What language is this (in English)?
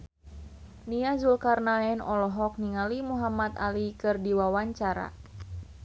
Sundanese